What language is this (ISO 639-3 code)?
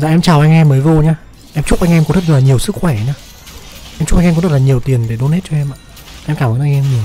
vie